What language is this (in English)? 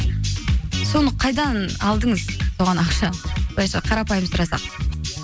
Kazakh